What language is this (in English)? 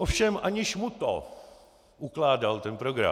Czech